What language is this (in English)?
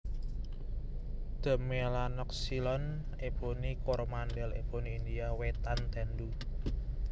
Javanese